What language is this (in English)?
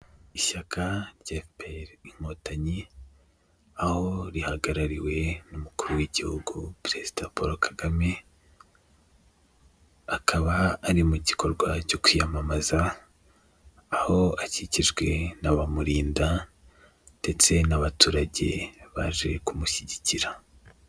Kinyarwanda